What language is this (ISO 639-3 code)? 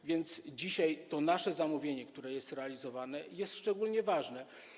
pol